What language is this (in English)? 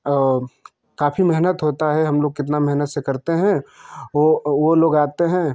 Hindi